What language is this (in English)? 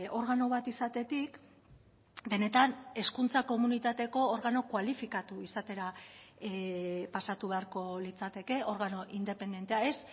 Basque